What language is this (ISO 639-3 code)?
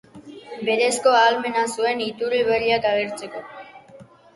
eus